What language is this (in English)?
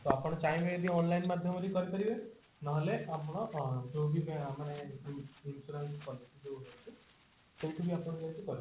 Odia